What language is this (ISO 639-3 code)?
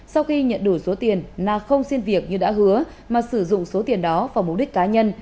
vie